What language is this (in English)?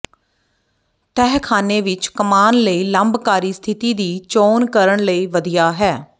Punjabi